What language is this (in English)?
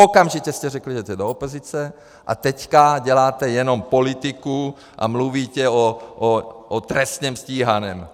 Czech